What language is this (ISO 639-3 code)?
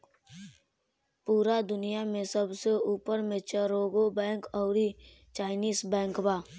bho